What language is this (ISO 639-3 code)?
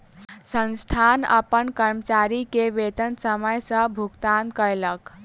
mai